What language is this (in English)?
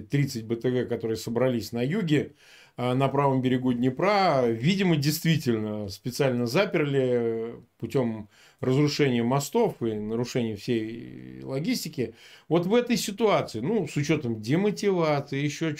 Russian